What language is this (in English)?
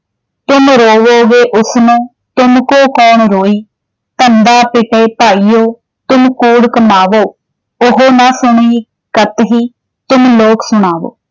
Punjabi